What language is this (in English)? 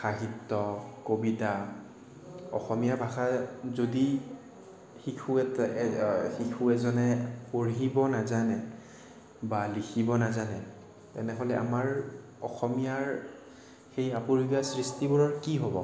Assamese